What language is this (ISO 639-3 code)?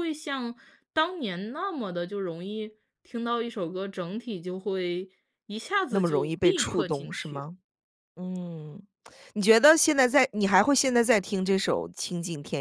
zho